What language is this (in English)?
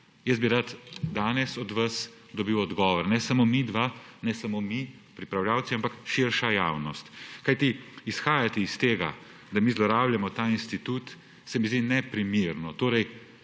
Slovenian